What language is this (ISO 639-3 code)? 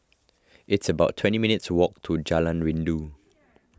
eng